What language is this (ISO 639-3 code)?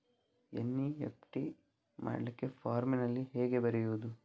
kan